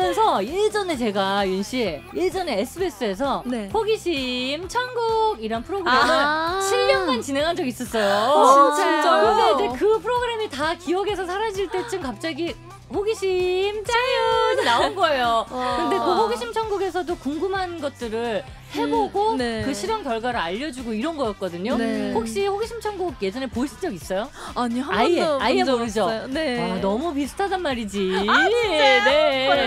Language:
Korean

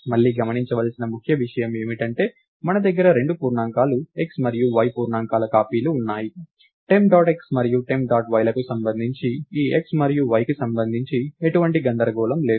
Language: Telugu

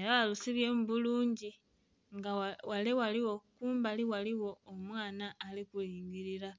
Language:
Soga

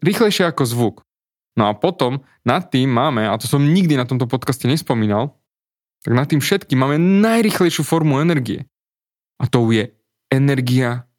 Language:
Slovak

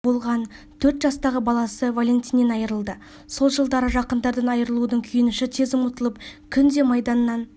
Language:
Kazakh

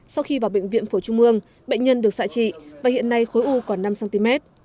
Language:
Vietnamese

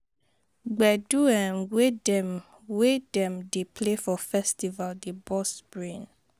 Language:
Nigerian Pidgin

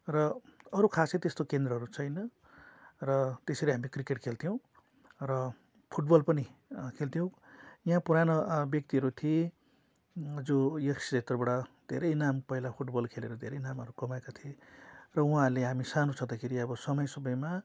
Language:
Nepali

